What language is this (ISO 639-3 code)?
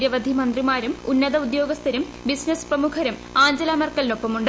mal